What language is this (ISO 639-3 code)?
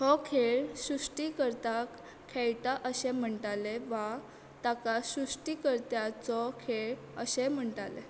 kok